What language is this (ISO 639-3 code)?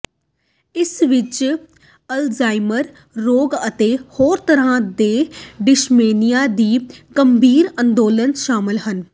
pan